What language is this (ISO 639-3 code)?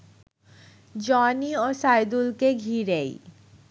ben